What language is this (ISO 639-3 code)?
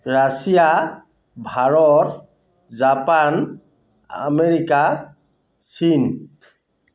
asm